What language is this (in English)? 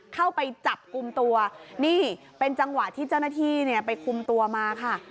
Thai